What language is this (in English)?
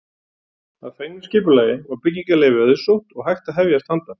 Icelandic